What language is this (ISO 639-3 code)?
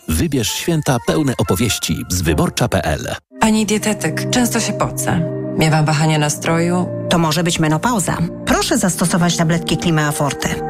pol